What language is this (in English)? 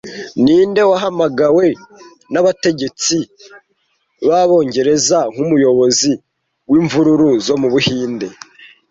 Kinyarwanda